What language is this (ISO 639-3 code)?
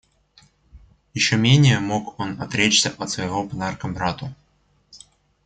rus